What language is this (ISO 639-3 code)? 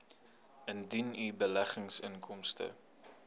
afr